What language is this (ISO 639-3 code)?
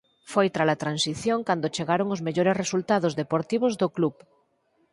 glg